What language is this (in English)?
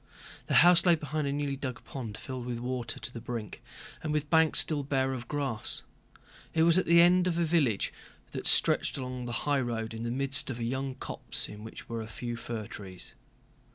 English